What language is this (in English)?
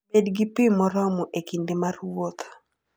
Luo (Kenya and Tanzania)